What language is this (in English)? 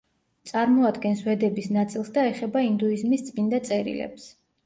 Georgian